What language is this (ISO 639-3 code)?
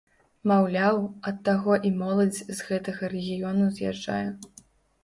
bel